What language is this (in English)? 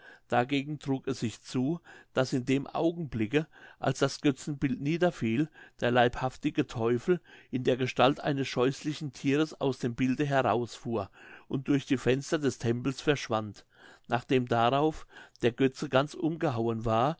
German